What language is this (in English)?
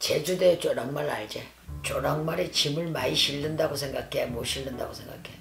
Korean